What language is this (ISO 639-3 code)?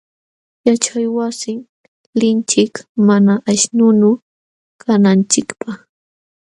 qxw